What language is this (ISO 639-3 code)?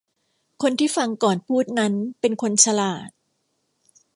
tha